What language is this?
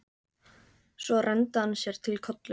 Icelandic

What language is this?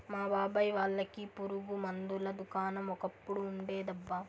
Telugu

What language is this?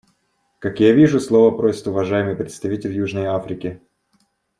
Russian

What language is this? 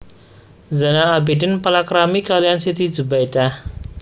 Javanese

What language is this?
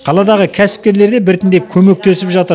Kazakh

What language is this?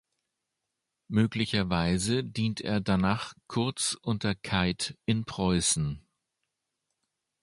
German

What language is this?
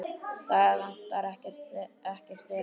Icelandic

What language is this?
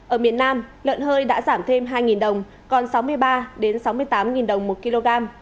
Vietnamese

